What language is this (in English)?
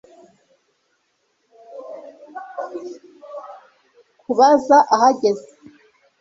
Kinyarwanda